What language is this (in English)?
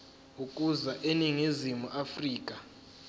Zulu